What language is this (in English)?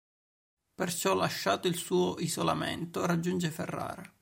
Italian